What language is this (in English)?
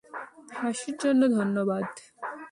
Bangla